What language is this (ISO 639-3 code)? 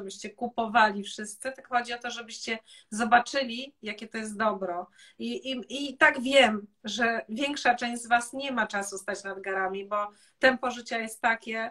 pol